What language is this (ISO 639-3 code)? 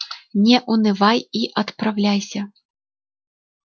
rus